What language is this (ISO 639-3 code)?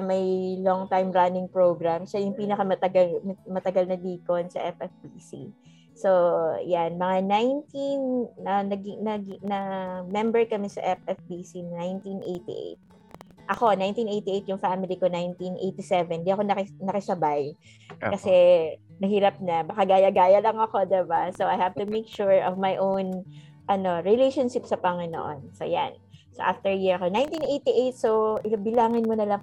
fil